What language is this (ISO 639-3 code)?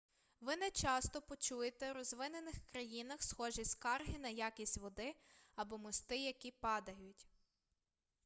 ukr